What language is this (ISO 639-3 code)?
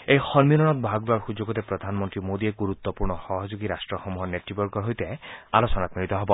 asm